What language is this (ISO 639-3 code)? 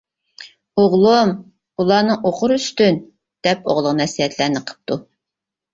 uig